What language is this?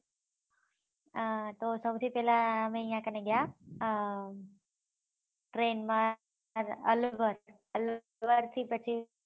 Gujarati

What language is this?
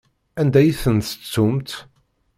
Kabyle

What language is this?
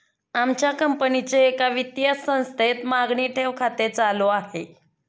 Marathi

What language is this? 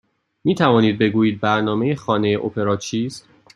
Persian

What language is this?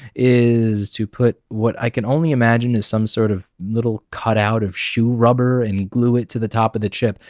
English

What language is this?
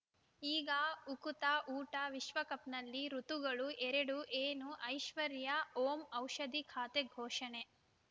Kannada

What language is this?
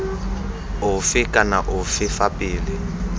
Tswana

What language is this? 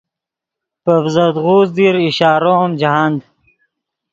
Yidgha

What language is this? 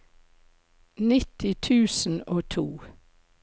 Norwegian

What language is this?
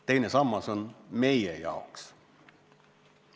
Estonian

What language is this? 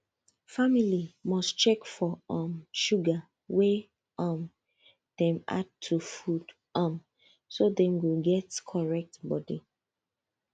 Nigerian Pidgin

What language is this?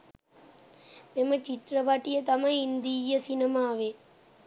Sinhala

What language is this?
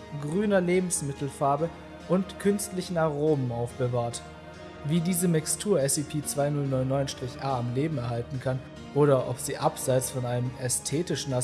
German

